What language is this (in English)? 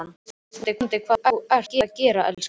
Icelandic